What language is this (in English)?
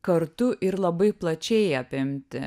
Lithuanian